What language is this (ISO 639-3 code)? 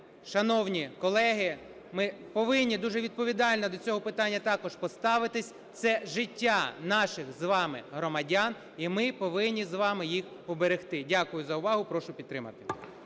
ukr